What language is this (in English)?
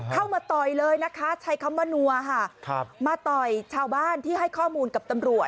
Thai